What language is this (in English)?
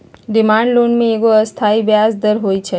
Magahi